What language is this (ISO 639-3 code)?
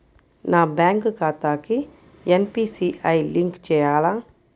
tel